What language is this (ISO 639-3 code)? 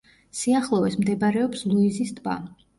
kat